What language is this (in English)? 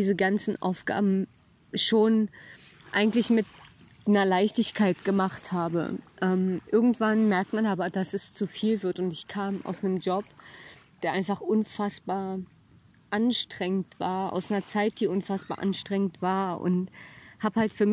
German